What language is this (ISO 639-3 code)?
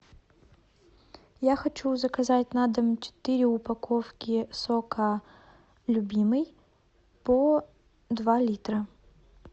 rus